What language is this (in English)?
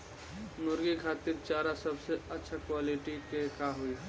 Bhojpuri